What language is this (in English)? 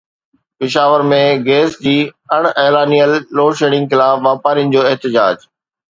Sindhi